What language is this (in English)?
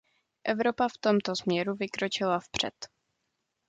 Czech